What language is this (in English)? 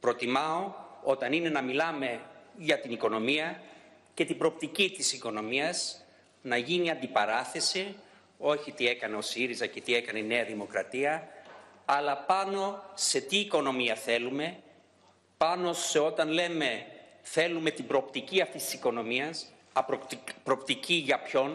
Greek